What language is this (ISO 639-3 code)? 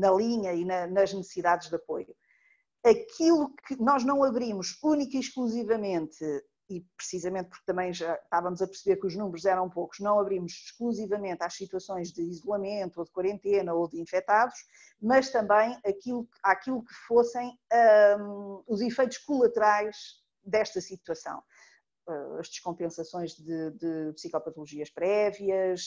por